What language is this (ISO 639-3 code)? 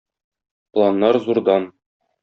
tat